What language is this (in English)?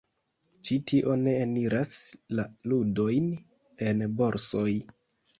Esperanto